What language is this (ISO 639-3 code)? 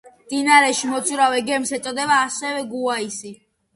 kat